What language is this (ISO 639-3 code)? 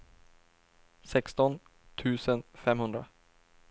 swe